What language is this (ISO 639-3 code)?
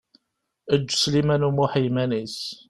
kab